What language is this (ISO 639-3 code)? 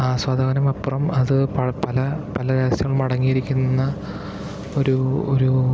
mal